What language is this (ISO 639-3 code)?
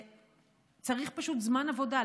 heb